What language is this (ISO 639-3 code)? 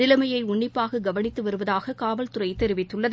tam